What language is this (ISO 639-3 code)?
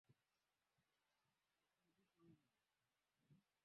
swa